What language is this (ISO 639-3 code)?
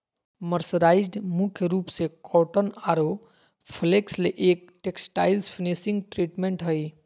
mag